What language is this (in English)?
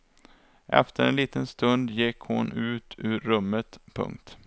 Swedish